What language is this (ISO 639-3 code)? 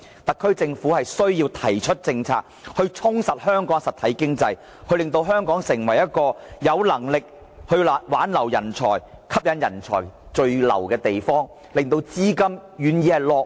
yue